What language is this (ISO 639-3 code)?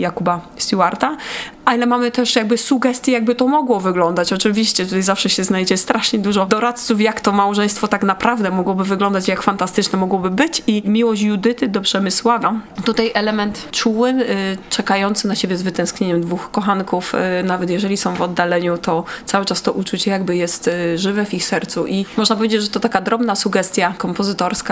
pol